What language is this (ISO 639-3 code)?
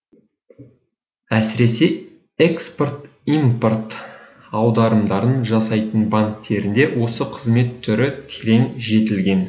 kaz